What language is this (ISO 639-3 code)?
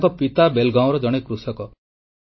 ori